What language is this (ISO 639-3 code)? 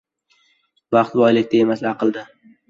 uzb